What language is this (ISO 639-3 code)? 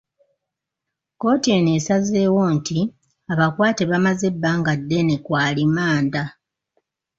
lug